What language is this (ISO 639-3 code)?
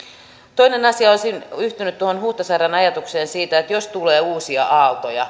fin